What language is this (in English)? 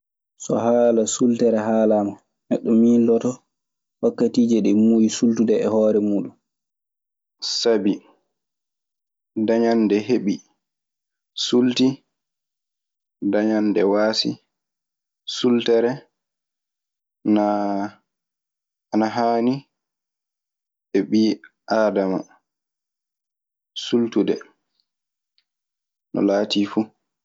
Maasina Fulfulde